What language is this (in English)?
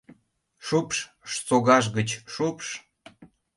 Mari